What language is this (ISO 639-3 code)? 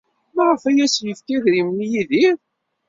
kab